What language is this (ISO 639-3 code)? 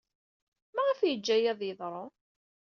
kab